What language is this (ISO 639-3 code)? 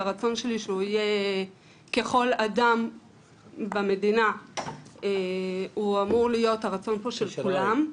heb